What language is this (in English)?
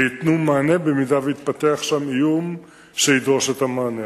Hebrew